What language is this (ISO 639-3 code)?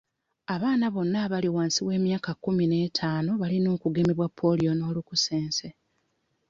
lug